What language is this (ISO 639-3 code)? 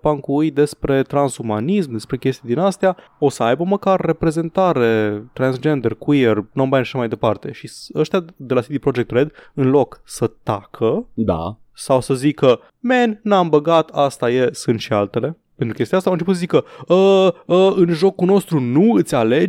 ron